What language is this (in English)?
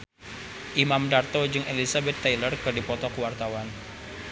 Sundanese